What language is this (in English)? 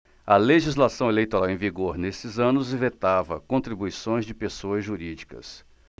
Portuguese